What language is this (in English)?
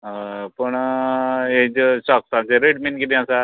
Konkani